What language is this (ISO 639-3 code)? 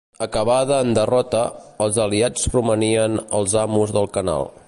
cat